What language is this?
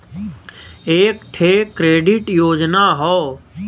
Bhojpuri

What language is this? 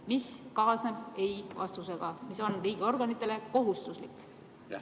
Estonian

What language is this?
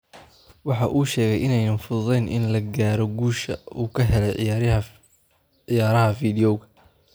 Somali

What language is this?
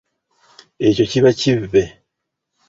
Ganda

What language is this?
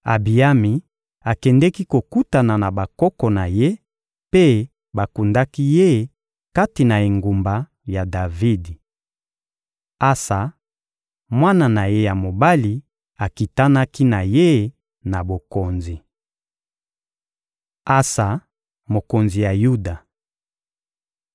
Lingala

